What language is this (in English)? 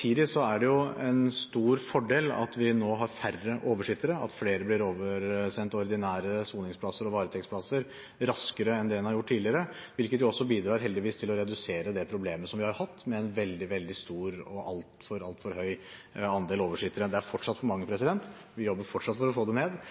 Norwegian Bokmål